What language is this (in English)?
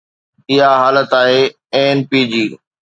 Sindhi